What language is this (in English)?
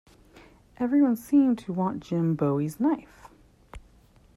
English